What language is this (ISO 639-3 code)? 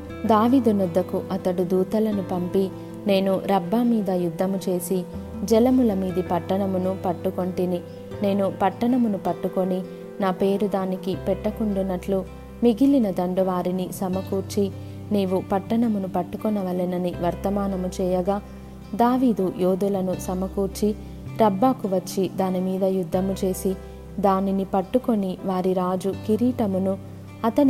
tel